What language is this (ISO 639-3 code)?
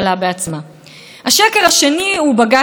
heb